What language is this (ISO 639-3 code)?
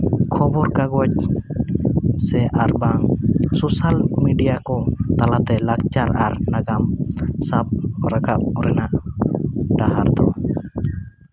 sat